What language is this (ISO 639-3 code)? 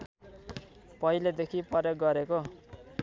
nep